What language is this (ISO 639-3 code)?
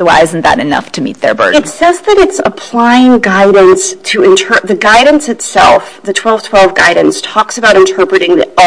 eng